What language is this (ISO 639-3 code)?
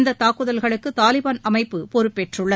tam